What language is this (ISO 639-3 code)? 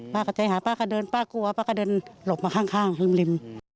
tha